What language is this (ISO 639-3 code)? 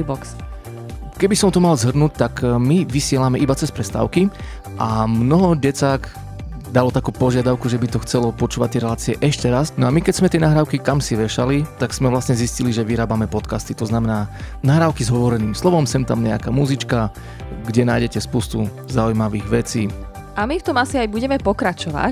slk